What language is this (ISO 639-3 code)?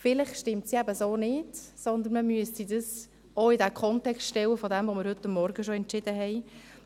gsw